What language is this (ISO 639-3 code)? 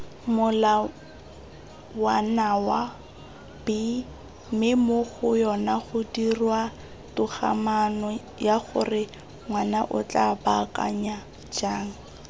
tsn